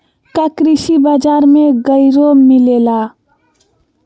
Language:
Magahi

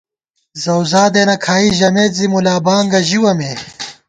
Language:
Gawar-Bati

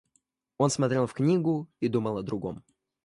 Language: Russian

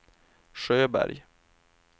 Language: Swedish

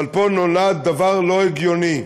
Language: Hebrew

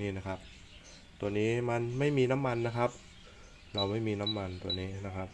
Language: Thai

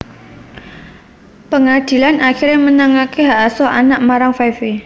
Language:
Javanese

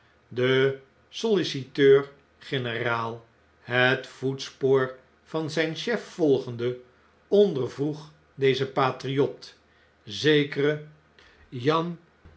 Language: Dutch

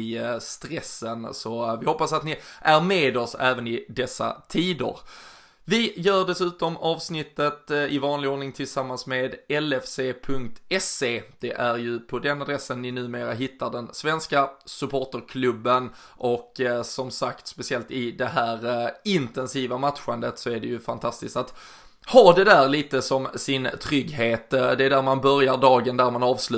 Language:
Swedish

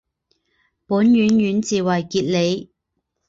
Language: Chinese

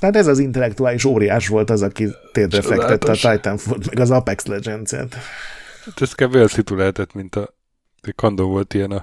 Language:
Hungarian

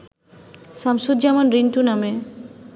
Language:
Bangla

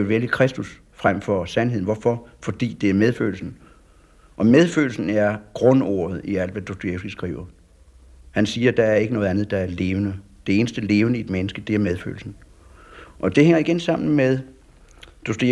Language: Danish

